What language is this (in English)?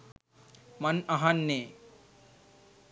Sinhala